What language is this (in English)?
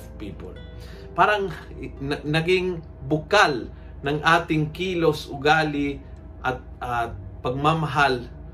Filipino